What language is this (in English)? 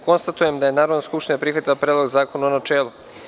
Serbian